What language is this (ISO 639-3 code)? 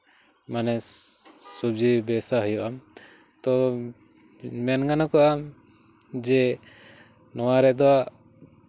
sat